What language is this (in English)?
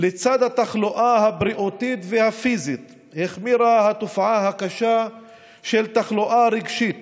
Hebrew